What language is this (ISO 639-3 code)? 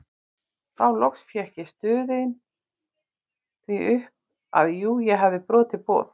isl